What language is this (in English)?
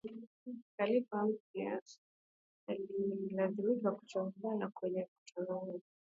Swahili